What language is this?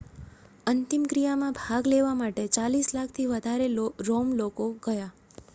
Gujarati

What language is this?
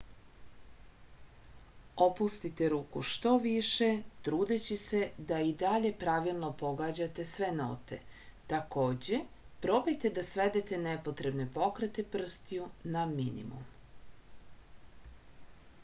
Serbian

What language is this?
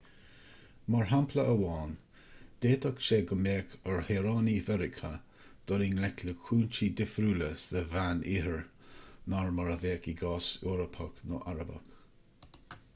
Irish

